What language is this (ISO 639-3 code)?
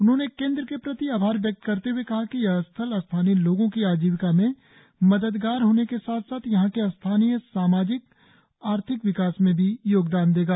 hin